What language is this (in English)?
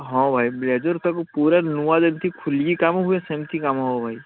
Odia